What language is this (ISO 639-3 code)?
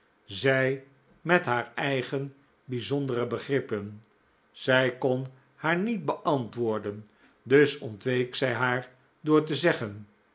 nld